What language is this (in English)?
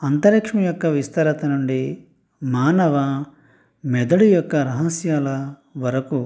Telugu